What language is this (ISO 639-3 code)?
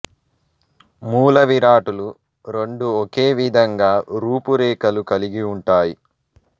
tel